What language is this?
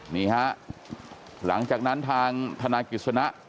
Thai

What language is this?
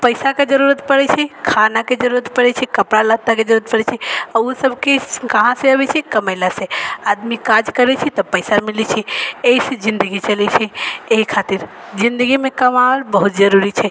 Maithili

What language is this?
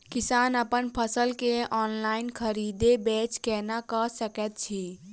Maithili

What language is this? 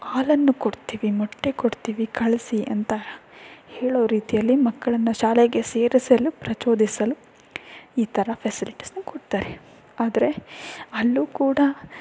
Kannada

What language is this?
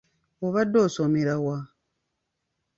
Ganda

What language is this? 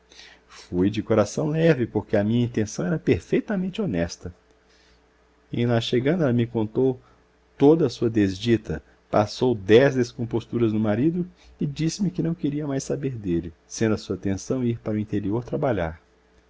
Portuguese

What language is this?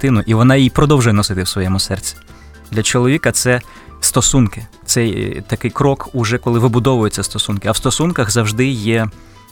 Ukrainian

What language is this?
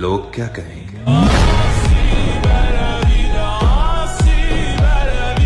Urdu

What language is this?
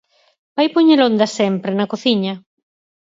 Galician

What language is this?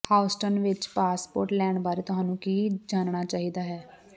Punjabi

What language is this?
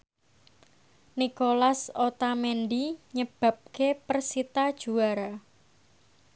Javanese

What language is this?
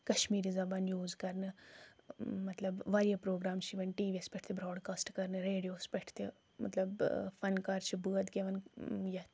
Kashmiri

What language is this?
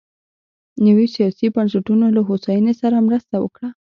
Pashto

